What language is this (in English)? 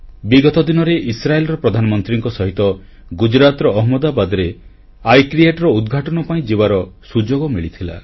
Odia